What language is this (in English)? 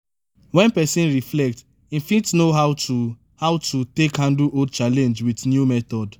Nigerian Pidgin